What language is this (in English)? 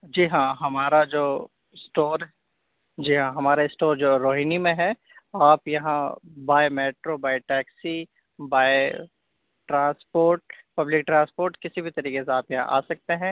Urdu